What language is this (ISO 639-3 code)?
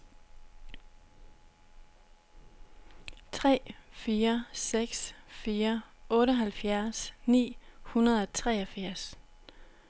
dan